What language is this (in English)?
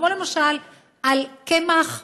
Hebrew